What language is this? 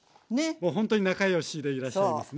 Japanese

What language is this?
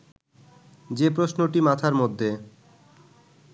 Bangla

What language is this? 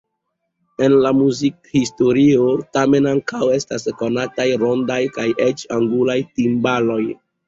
Esperanto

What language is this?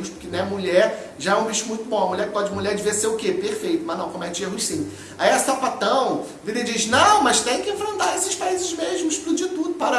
Portuguese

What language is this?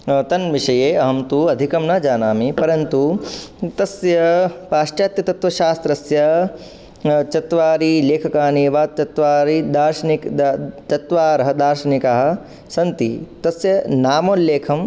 Sanskrit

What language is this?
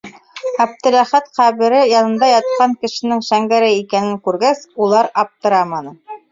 Bashkir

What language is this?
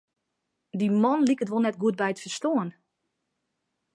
Western Frisian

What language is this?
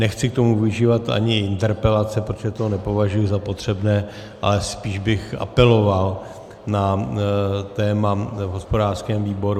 Czech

